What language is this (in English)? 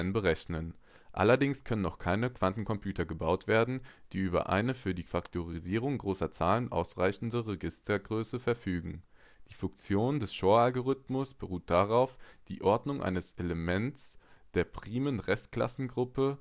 German